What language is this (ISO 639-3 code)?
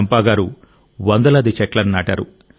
tel